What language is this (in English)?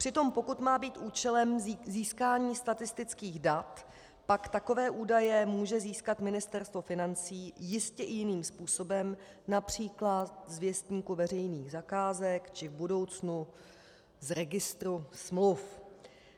Czech